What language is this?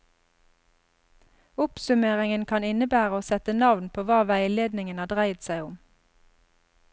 Norwegian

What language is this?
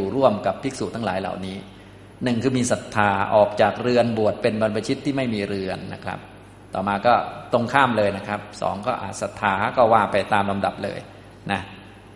Thai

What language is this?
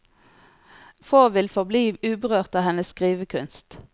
Norwegian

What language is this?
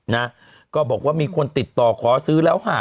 Thai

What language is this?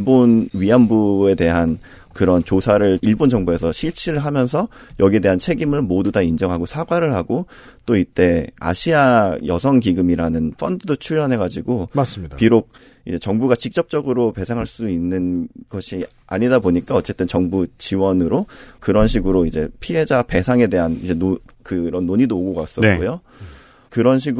Korean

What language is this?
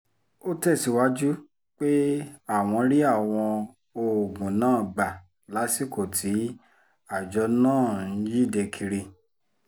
Yoruba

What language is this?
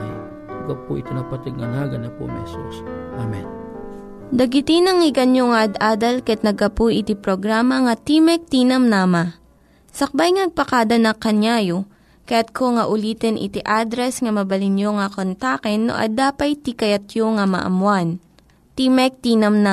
Filipino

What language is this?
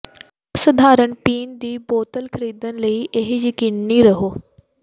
Punjabi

